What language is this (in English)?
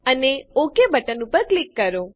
Gujarati